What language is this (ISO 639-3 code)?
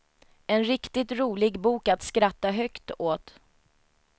swe